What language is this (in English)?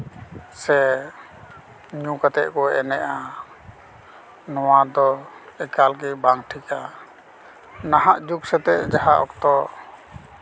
Santali